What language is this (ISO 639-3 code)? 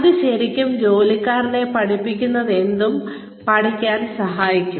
mal